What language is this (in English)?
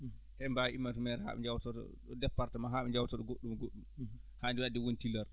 Fula